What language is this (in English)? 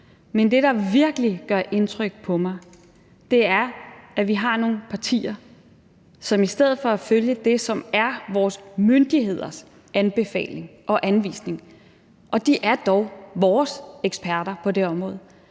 Danish